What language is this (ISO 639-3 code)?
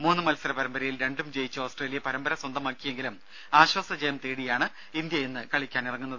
mal